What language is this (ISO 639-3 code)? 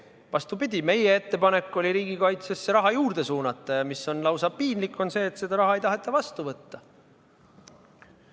est